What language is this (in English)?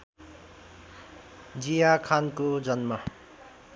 Nepali